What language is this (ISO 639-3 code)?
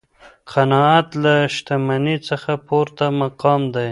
pus